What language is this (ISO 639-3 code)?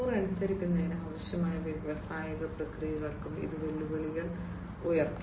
mal